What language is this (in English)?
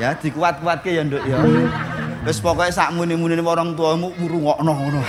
Indonesian